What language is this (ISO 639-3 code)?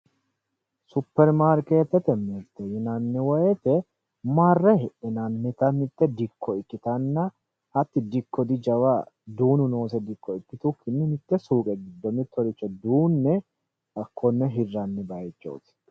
sid